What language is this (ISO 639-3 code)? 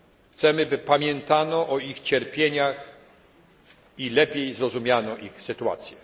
pol